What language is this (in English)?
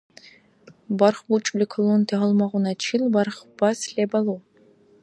Dargwa